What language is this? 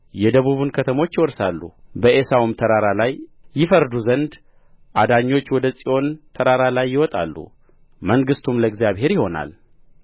Amharic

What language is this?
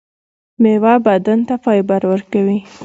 Pashto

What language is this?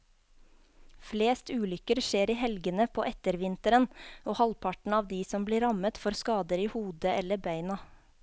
Norwegian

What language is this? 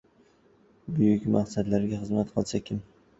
Uzbek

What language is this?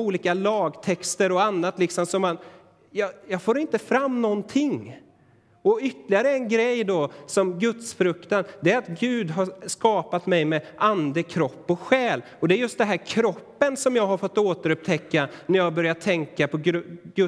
Swedish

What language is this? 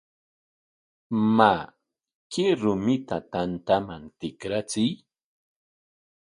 Corongo Ancash Quechua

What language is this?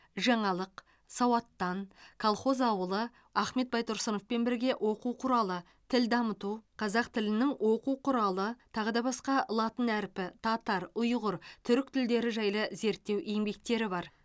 Kazakh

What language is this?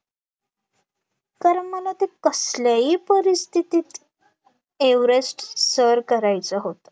Marathi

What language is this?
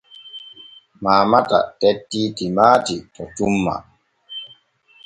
Borgu Fulfulde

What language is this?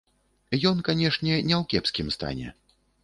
Belarusian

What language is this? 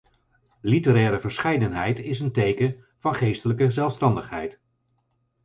Dutch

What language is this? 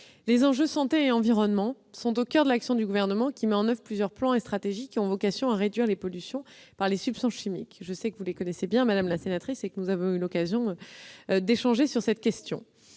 French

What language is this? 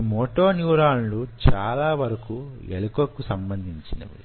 Telugu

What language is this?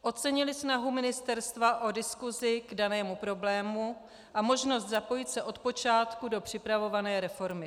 Czech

